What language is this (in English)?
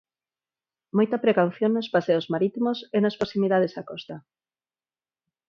Galician